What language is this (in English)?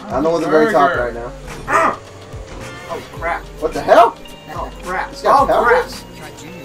English